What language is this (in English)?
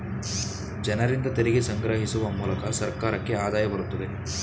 Kannada